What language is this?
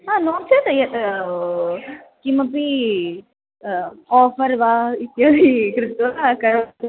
Sanskrit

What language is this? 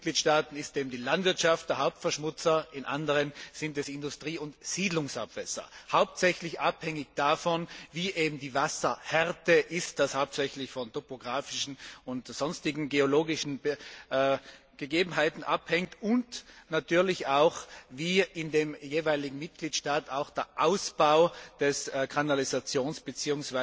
German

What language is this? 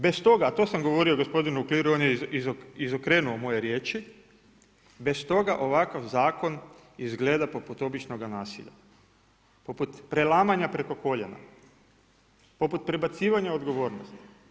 Croatian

